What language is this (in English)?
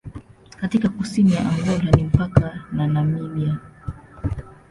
Swahili